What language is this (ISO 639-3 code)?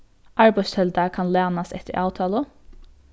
fao